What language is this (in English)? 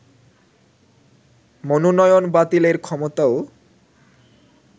Bangla